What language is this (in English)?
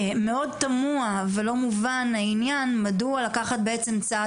Hebrew